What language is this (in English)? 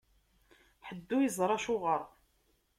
Kabyle